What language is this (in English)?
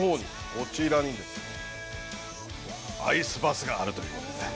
Japanese